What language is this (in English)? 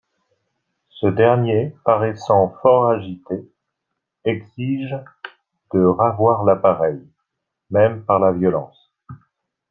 French